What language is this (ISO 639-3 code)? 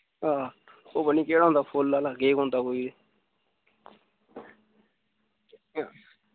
doi